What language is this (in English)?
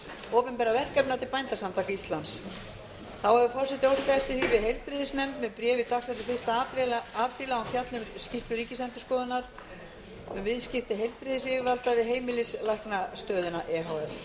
Icelandic